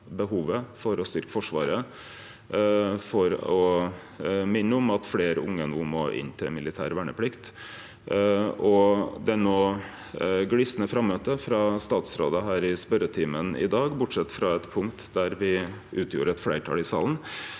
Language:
Norwegian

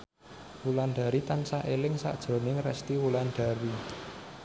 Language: Javanese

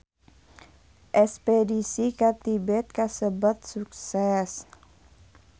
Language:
Sundanese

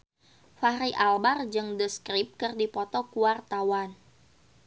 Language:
Sundanese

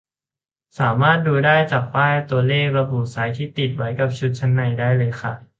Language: Thai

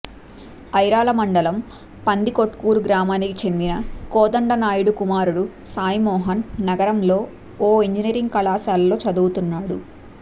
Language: Telugu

